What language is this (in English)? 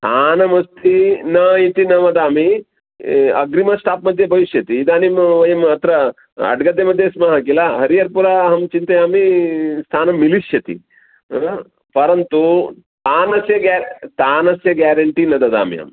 Sanskrit